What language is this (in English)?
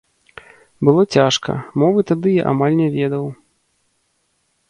Belarusian